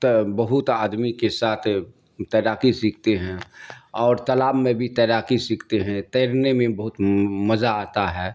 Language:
Urdu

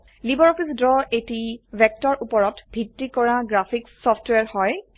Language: Assamese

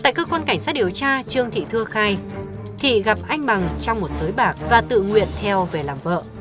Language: Vietnamese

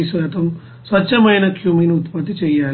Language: Telugu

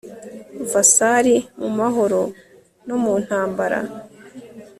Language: Kinyarwanda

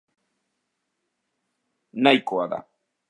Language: Basque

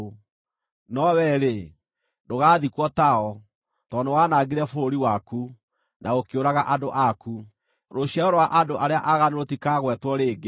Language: Kikuyu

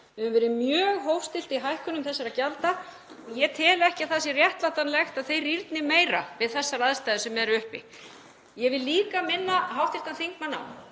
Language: Icelandic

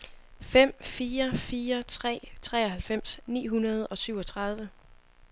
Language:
Danish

